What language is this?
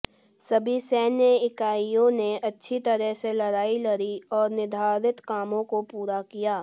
Hindi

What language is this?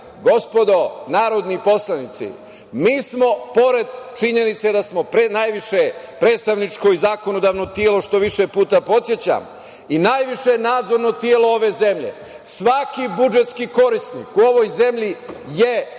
Serbian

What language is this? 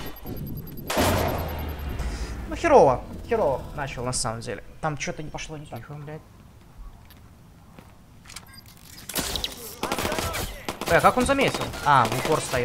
Russian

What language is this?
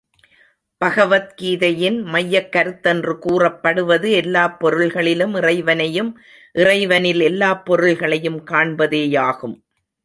Tamil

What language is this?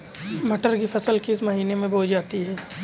Hindi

